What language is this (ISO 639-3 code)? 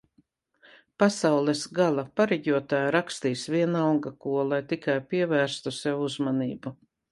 lav